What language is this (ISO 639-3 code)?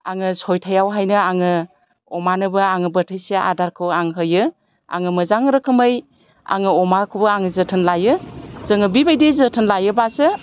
brx